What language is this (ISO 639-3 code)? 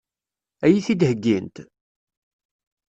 kab